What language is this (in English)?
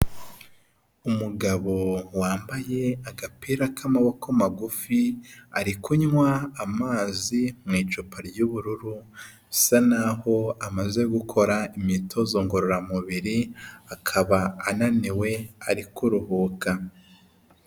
Kinyarwanda